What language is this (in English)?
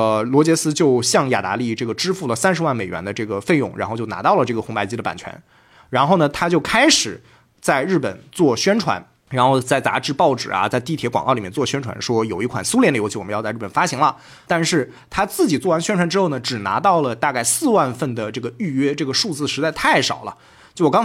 Chinese